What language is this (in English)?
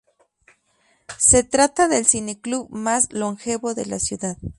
Spanish